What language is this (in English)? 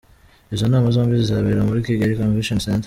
Kinyarwanda